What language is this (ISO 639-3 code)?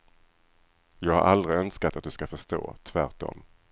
swe